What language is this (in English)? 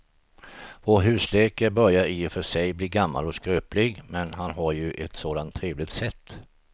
Swedish